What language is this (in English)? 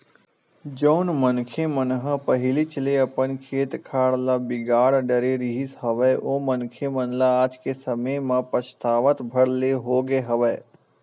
Chhattisgarhi